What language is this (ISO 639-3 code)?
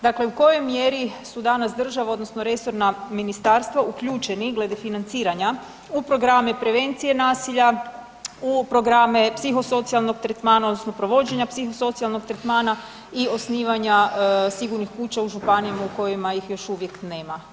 hrv